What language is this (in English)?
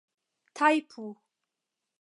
Esperanto